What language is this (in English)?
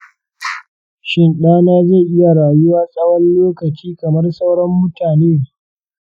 Hausa